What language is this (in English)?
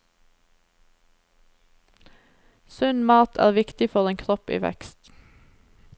Norwegian